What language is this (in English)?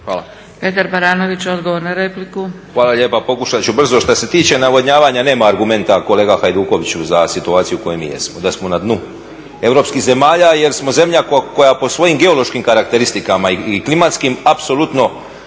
Croatian